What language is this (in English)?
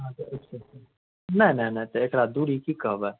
Maithili